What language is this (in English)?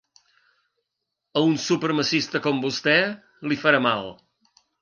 Catalan